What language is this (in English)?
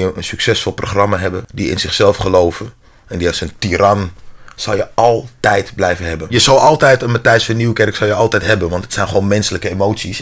Dutch